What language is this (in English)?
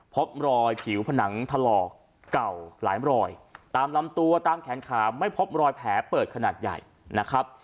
Thai